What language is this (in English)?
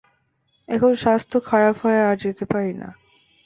Bangla